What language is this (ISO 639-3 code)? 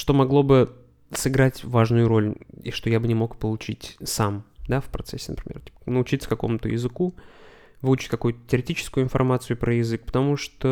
rus